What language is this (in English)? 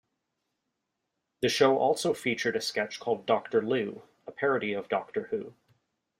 English